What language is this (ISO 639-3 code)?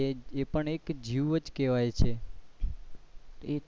guj